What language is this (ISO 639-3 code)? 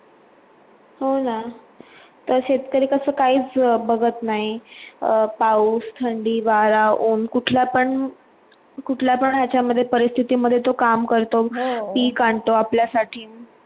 mar